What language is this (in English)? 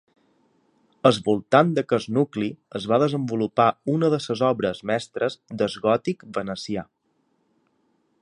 Catalan